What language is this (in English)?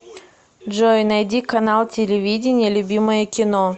Russian